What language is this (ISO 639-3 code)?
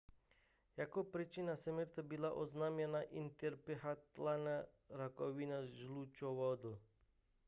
ces